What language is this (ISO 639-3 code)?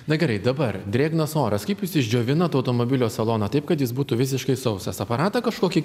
lit